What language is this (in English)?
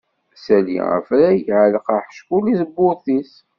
Kabyle